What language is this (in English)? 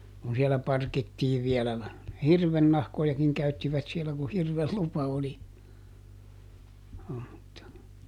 Finnish